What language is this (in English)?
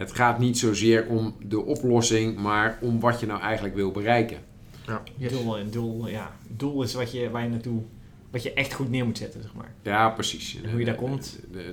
Dutch